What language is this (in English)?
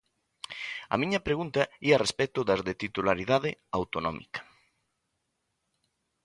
Galician